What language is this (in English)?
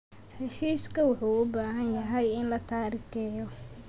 Somali